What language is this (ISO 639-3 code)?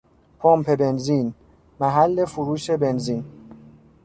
fas